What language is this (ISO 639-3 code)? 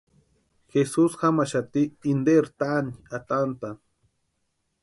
pua